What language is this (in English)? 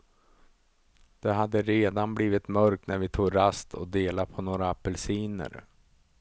Swedish